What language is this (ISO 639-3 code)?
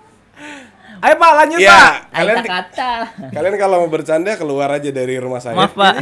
ind